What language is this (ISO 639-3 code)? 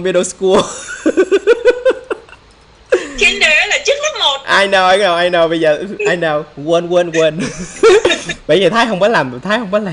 vie